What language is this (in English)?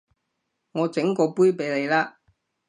Cantonese